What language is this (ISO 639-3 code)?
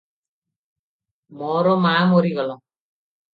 ori